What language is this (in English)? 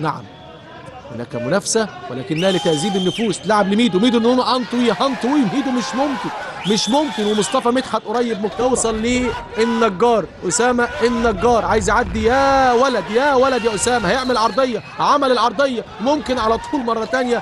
Arabic